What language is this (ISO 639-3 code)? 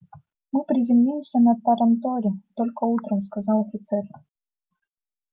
rus